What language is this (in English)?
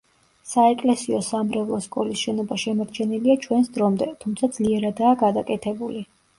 Georgian